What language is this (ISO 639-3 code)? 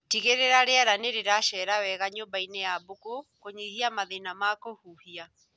kik